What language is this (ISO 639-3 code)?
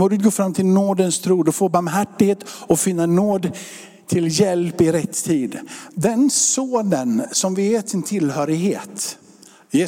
swe